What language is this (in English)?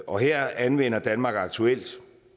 Danish